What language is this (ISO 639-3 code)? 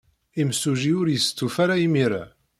kab